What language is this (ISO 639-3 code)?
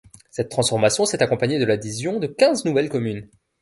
fra